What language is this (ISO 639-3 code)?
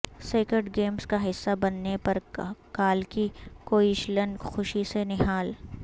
urd